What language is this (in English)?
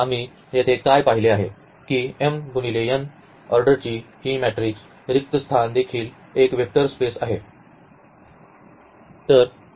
Marathi